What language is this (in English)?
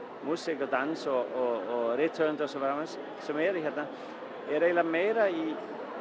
Icelandic